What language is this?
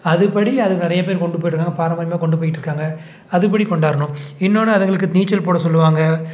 Tamil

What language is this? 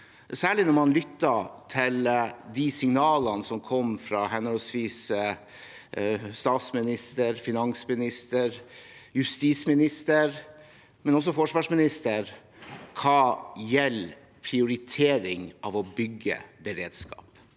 Norwegian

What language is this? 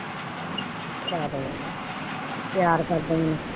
Punjabi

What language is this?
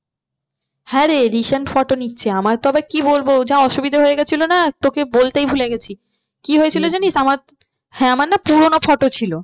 Bangla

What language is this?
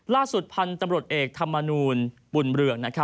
Thai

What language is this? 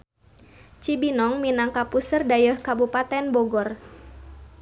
Sundanese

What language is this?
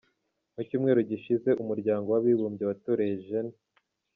Kinyarwanda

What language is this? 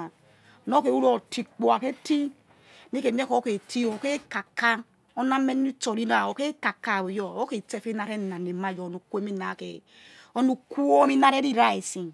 Yekhee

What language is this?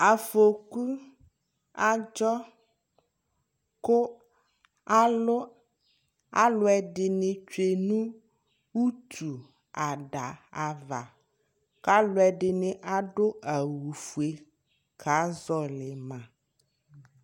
Ikposo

